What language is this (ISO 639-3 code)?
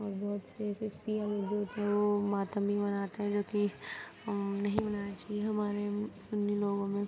urd